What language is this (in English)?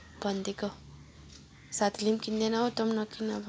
Nepali